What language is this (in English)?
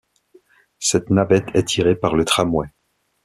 French